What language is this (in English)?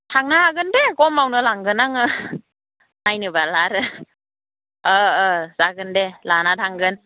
Bodo